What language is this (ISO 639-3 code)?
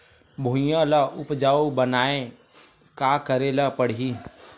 hne